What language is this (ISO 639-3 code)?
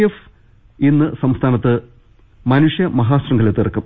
mal